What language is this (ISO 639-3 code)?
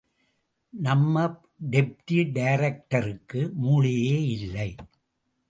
tam